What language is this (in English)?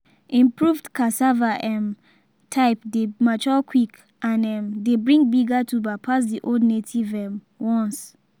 Nigerian Pidgin